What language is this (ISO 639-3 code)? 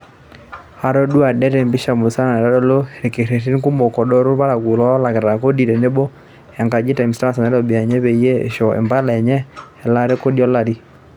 mas